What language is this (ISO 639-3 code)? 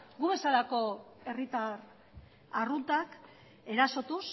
eus